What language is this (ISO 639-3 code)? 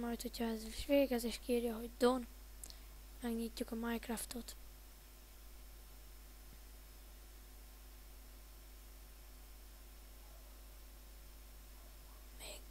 hun